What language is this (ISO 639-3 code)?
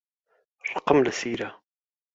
ckb